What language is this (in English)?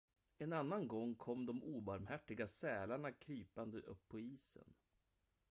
Swedish